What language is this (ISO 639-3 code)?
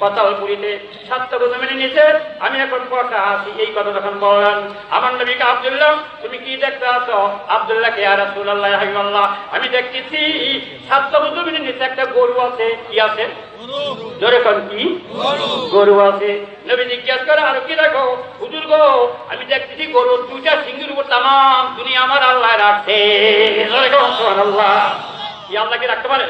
tur